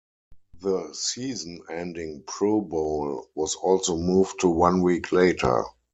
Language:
English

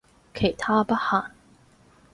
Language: Cantonese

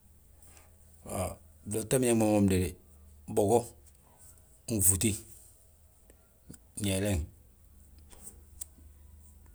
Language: Balanta-Ganja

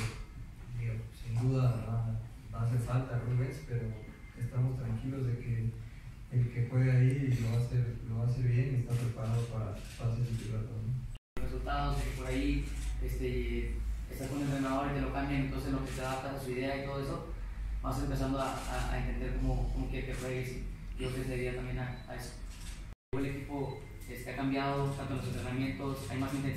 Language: Spanish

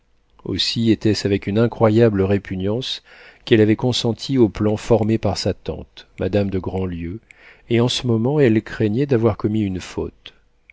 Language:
French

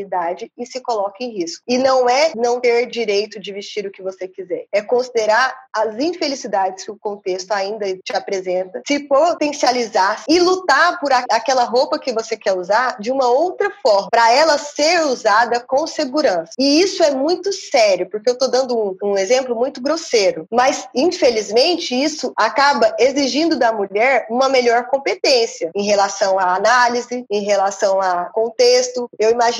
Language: Portuguese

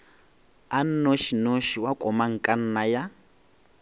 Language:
Northern Sotho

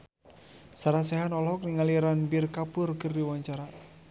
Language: Sundanese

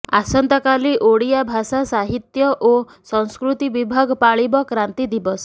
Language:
Odia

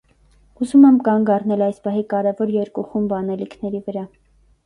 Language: Armenian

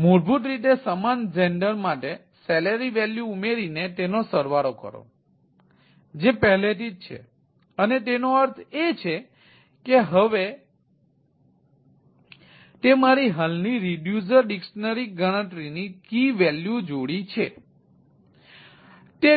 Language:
Gujarati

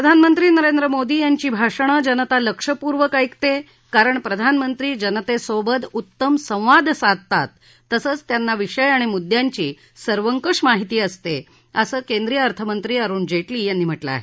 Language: Marathi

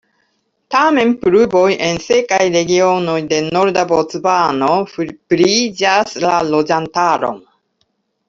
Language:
Esperanto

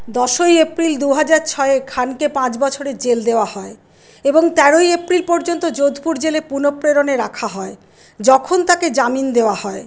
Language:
Bangla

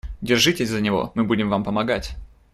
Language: Russian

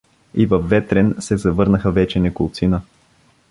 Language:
Bulgarian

